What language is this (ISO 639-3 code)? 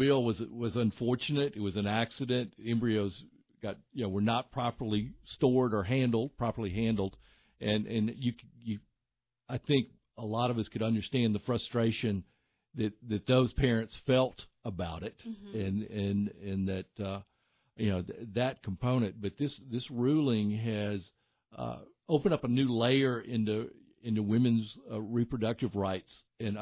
eng